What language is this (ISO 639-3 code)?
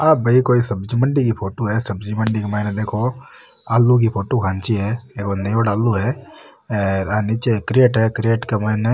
mwr